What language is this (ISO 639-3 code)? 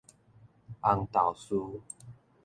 nan